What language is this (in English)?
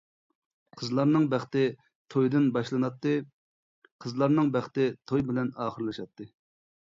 Uyghur